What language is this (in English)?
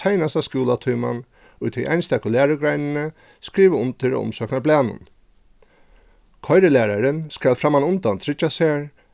Faroese